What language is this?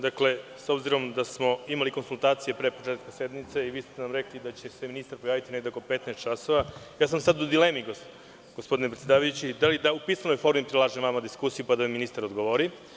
Serbian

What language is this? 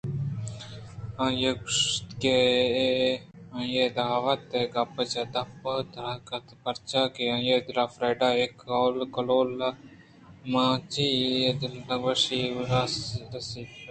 Eastern Balochi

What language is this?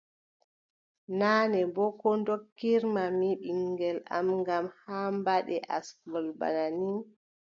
Adamawa Fulfulde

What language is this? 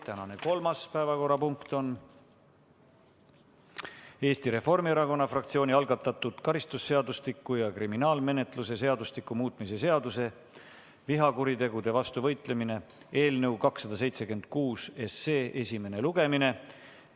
Estonian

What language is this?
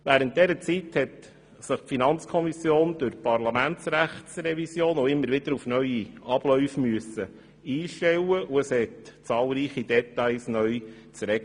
Swiss German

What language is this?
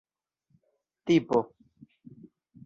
Esperanto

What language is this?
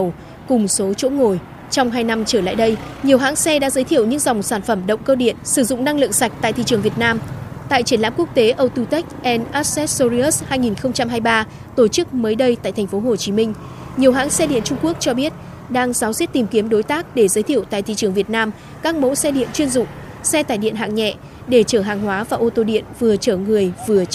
Vietnamese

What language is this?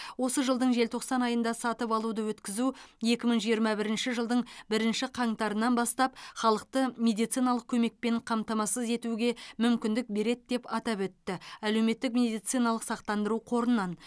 Kazakh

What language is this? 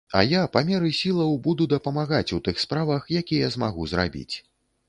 Belarusian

